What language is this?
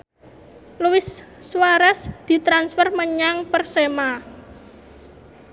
Javanese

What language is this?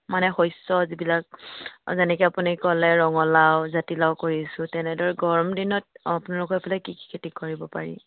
Assamese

